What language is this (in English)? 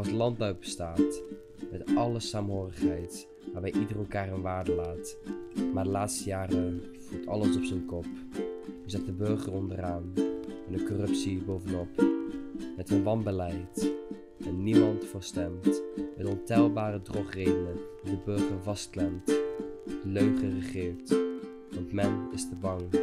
Dutch